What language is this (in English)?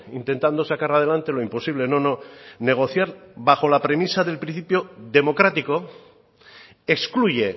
Spanish